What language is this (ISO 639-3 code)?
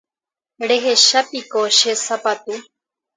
grn